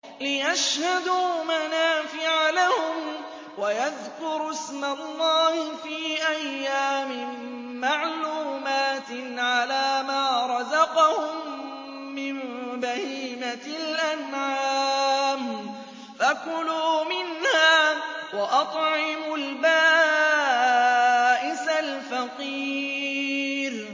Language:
Arabic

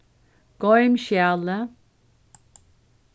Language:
Faroese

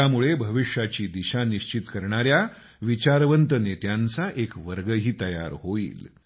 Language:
Marathi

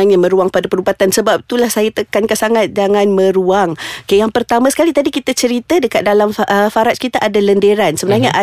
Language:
Malay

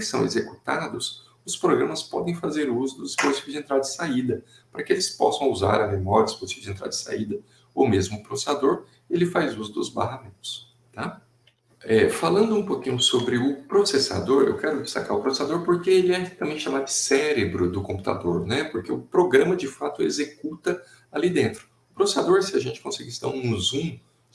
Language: Portuguese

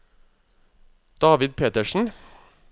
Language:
Norwegian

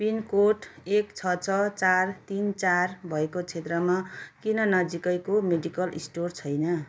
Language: Nepali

